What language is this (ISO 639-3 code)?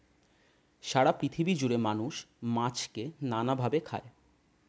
ben